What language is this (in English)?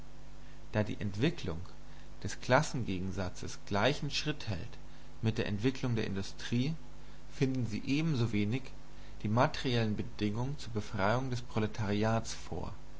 German